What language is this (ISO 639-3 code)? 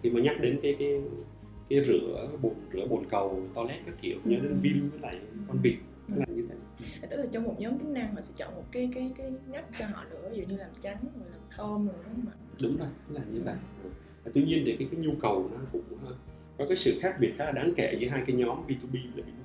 vie